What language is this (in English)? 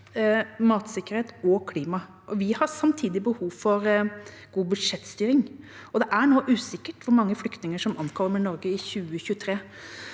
Norwegian